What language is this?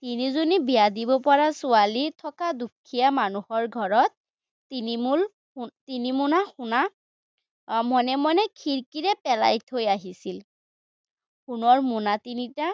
Assamese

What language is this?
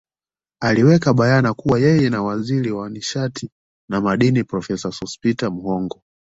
Swahili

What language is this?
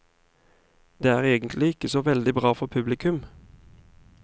Norwegian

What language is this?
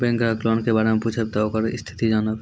Maithili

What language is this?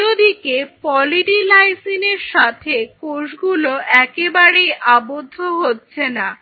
Bangla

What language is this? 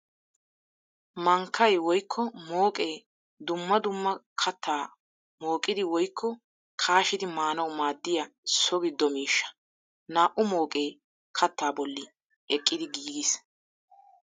Wolaytta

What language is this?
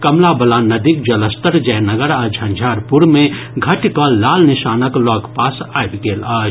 Maithili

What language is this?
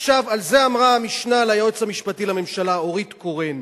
Hebrew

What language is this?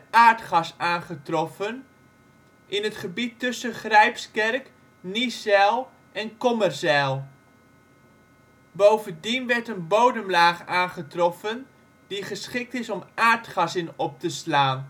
Dutch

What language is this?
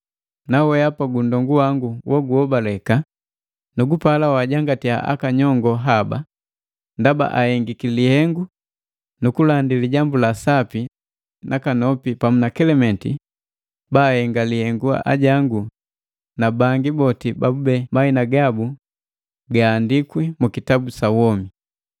Matengo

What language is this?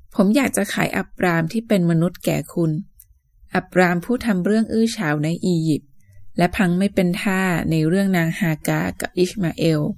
Thai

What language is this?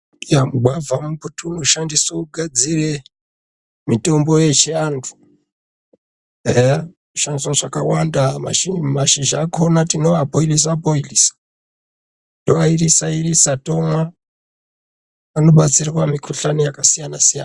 Ndau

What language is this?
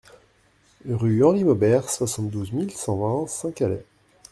French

